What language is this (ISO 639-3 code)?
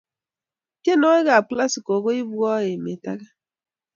kln